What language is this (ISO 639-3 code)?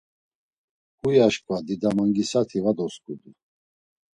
lzz